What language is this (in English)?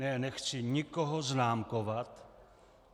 Czech